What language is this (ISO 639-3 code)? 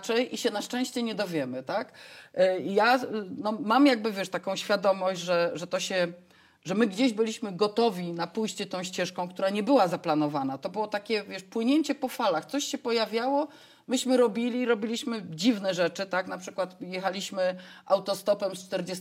pol